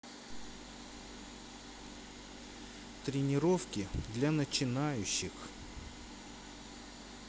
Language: Russian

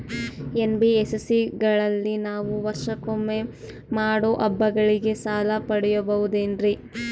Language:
Kannada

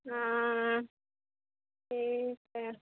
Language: Urdu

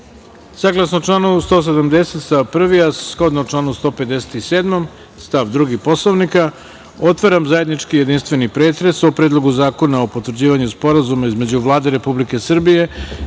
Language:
Serbian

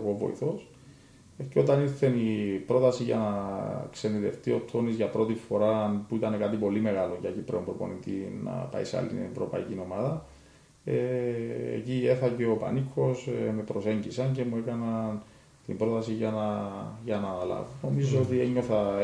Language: Greek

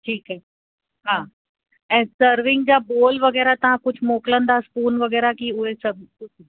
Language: Sindhi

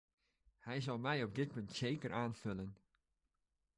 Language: Dutch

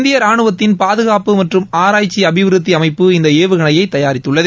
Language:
Tamil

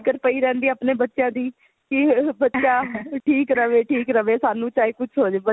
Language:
Punjabi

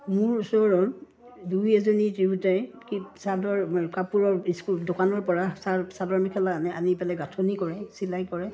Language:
Assamese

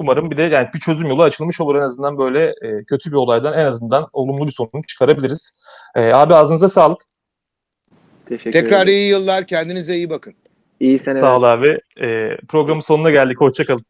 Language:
Turkish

